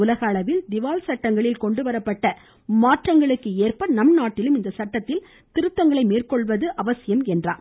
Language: Tamil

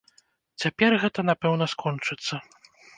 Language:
Belarusian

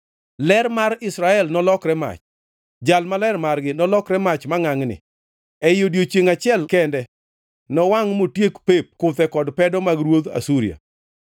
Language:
Luo (Kenya and Tanzania)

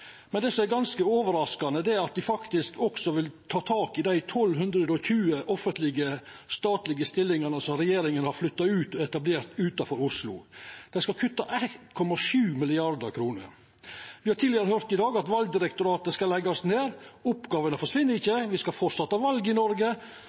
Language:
Norwegian Nynorsk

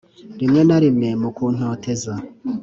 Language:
Kinyarwanda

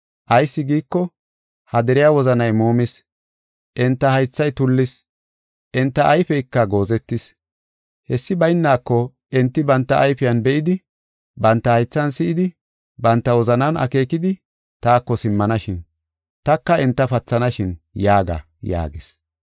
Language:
Gofa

